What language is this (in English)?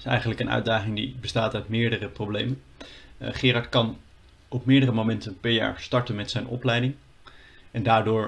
Dutch